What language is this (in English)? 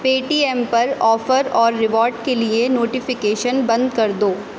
Urdu